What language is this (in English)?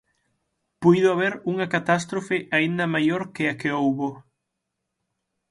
Galician